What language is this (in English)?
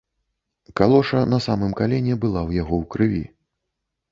Belarusian